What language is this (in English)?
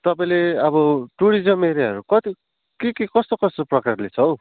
Nepali